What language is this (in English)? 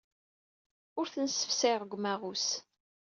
Kabyle